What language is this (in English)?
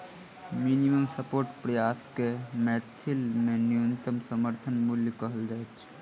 Maithili